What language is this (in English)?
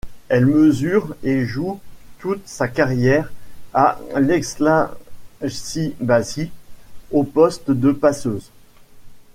French